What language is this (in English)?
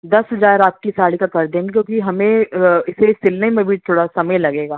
Urdu